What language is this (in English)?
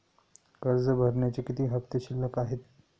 Marathi